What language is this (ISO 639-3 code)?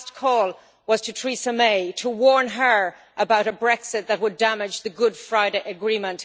eng